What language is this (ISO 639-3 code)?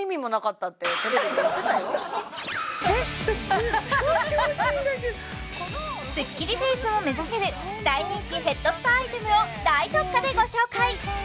jpn